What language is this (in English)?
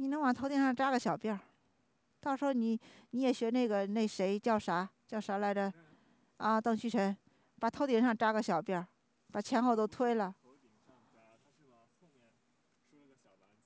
Chinese